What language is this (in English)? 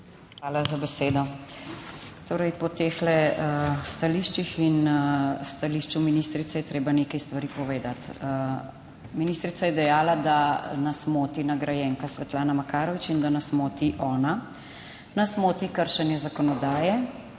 Slovenian